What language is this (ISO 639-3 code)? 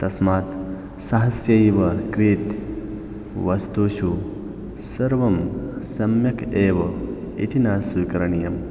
san